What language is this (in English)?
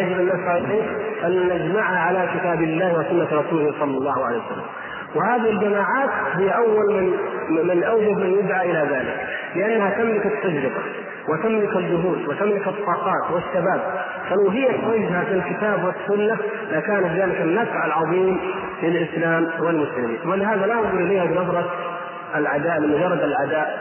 Arabic